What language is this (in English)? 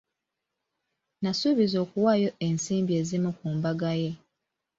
Ganda